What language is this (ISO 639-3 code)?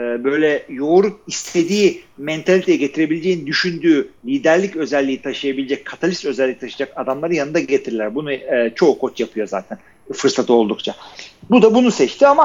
tur